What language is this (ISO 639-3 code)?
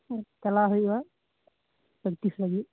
sat